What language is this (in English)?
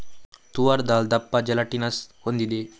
Kannada